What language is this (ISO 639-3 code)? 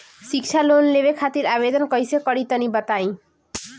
bho